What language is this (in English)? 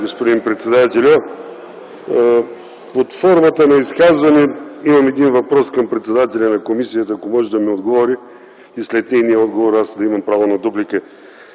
Bulgarian